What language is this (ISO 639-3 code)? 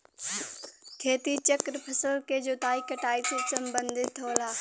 bho